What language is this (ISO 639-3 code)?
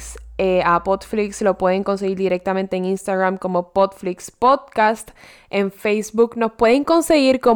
spa